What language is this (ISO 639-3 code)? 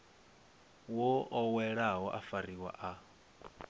ven